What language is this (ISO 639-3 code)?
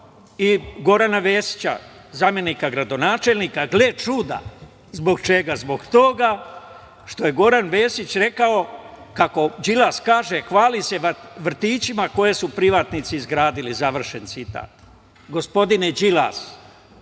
srp